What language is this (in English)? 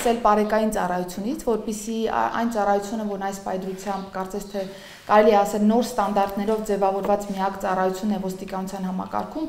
Romanian